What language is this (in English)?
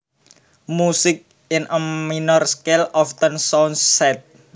Javanese